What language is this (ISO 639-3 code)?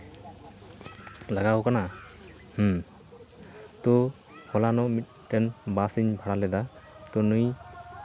sat